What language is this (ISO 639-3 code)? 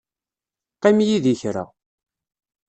kab